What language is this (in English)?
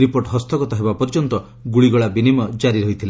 Odia